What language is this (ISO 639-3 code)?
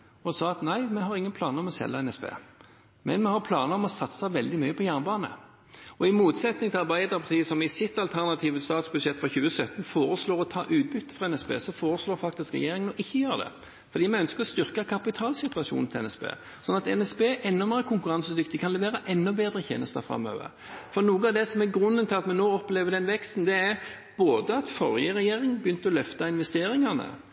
nob